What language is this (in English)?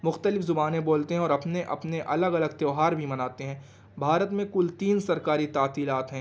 Urdu